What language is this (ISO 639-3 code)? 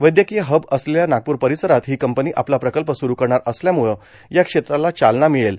mar